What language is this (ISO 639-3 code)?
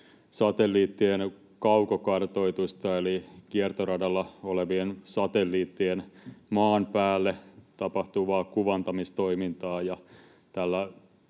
fin